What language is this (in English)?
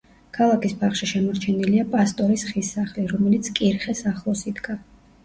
Georgian